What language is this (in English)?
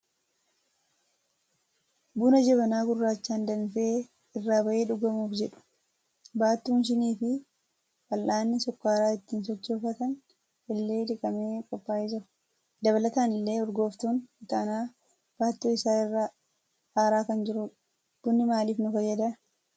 Oromo